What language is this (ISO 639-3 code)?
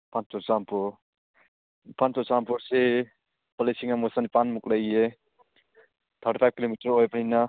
mni